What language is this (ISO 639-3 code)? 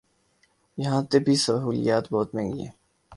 urd